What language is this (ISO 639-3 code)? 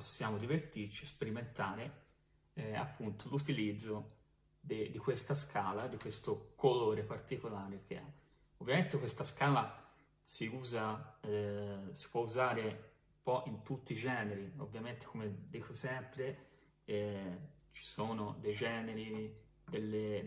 ita